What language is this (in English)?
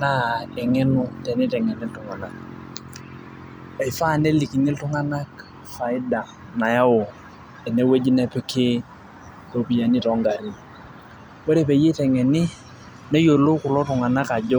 Masai